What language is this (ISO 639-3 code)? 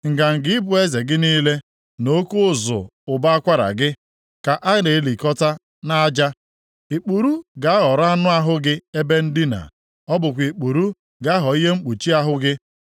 ibo